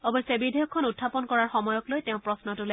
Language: Assamese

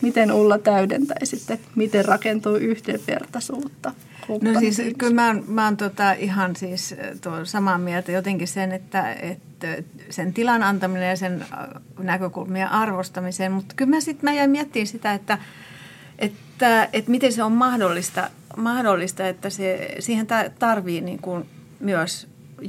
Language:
Finnish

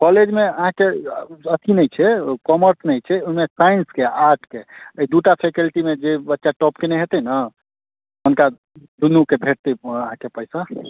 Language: Maithili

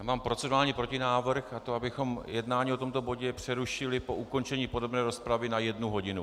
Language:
Czech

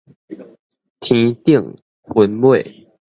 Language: Min Nan Chinese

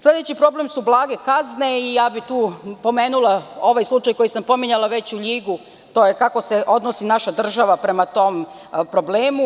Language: Serbian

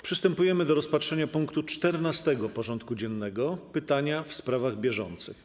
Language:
Polish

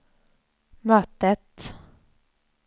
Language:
Swedish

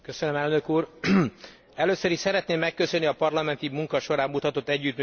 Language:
Hungarian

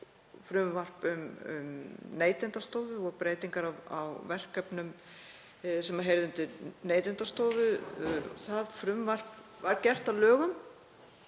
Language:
Icelandic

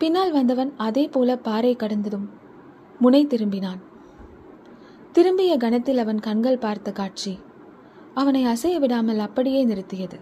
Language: Tamil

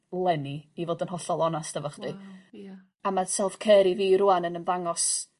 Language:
Welsh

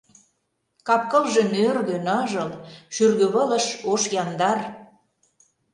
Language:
Mari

